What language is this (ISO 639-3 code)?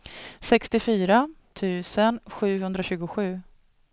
swe